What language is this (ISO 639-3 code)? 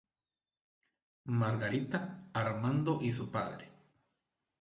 spa